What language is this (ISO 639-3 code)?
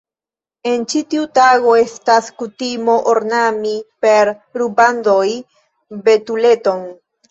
epo